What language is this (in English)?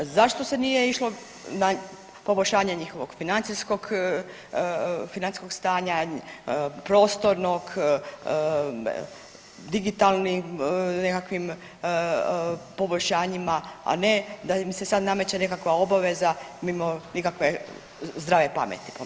Croatian